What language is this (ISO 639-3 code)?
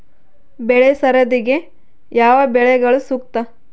kan